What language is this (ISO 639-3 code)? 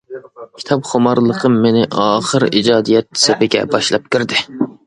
uig